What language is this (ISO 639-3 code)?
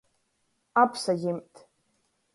ltg